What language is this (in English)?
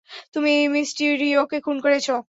Bangla